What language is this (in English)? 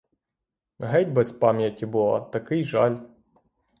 Ukrainian